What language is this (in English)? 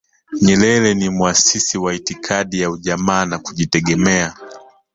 Swahili